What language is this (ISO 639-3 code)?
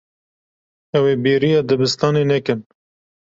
kur